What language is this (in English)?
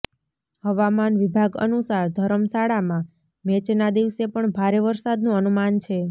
Gujarati